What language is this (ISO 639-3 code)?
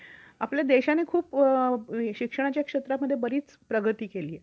mar